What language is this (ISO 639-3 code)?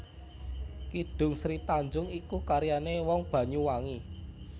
jav